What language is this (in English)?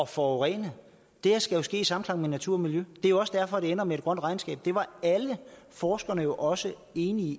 Danish